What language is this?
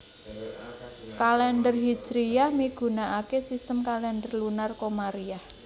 Javanese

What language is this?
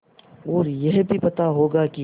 Hindi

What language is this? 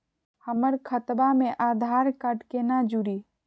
Magahi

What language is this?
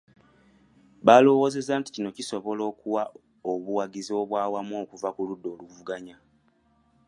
Ganda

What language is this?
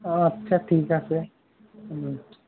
Assamese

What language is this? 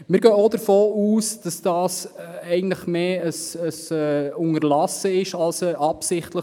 Swiss German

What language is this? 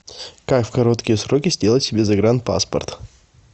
Russian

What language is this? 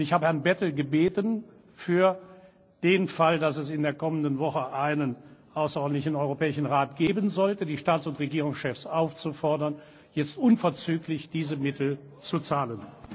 German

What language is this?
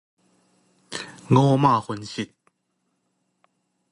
Min Nan Chinese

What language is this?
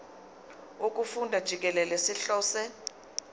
Zulu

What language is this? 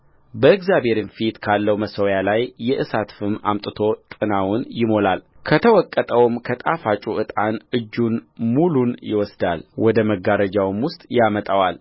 Amharic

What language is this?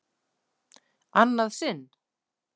Icelandic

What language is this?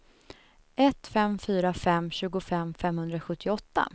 Swedish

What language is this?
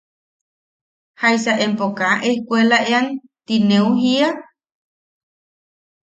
Yaqui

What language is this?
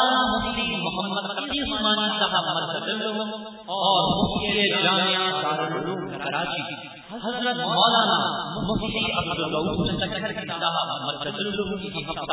Urdu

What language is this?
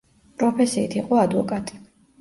Georgian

